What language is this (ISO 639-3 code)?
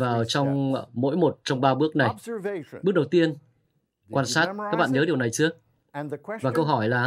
vie